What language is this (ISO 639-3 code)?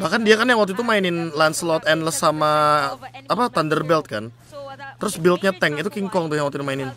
ind